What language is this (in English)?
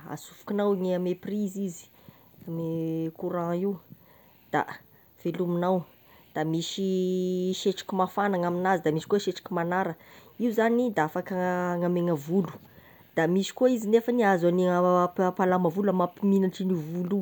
Tesaka Malagasy